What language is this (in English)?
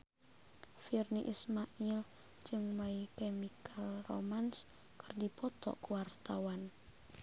Sundanese